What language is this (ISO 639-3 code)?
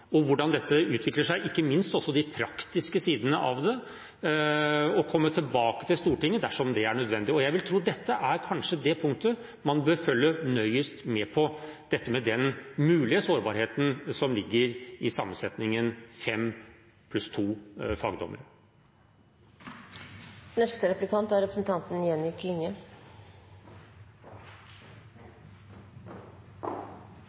nor